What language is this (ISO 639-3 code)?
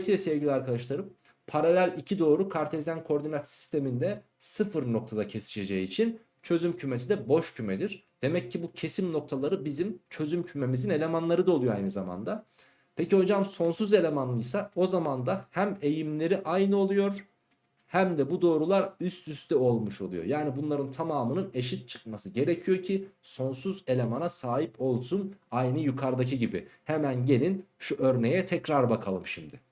tur